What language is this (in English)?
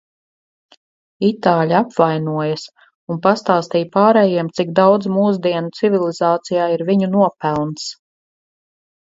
Latvian